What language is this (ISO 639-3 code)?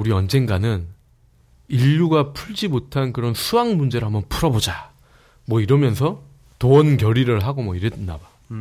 kor